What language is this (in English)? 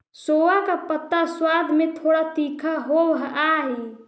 Magahi